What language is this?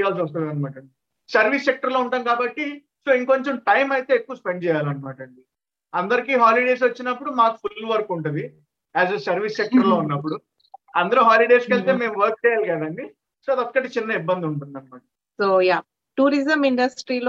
Telugu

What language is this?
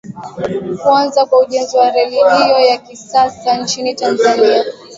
Swahili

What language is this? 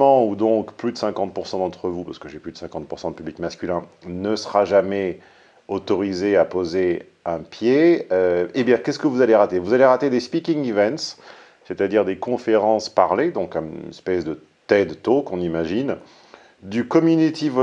French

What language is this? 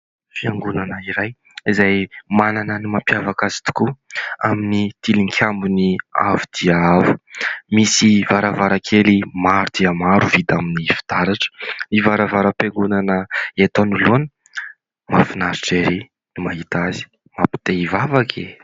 Malagasy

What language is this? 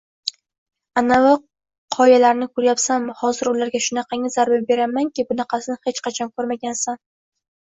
Uzbek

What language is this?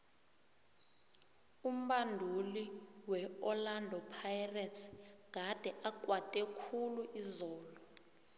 South Ndebele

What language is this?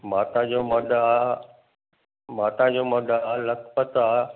Sindhi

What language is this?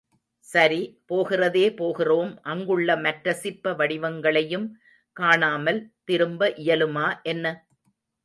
Tamil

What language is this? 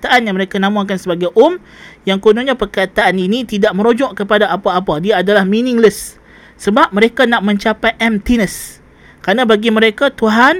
Malay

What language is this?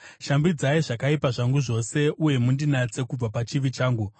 Shona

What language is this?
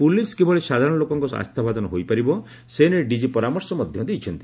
Odia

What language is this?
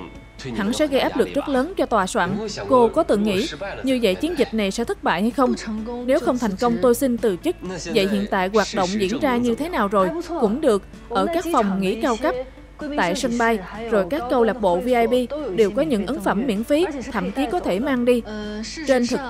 Vietnamese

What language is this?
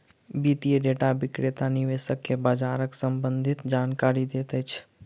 Maithili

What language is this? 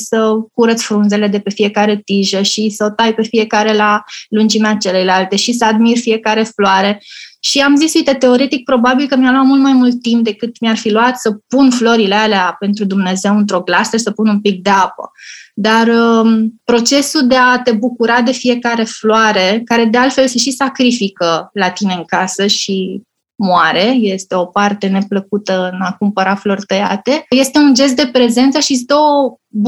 Romanian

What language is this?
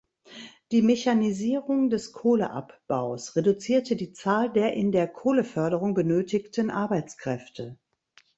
German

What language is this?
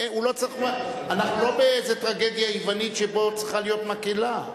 Hebrew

